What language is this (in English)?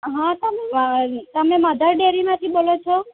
Gujarati